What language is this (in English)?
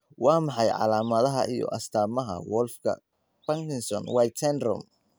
Somali